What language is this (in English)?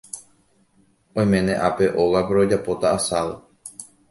Guarani